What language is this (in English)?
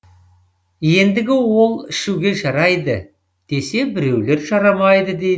Kazakh